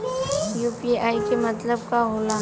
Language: Bhojpuri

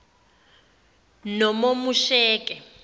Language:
Zulu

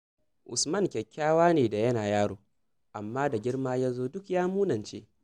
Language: Hausa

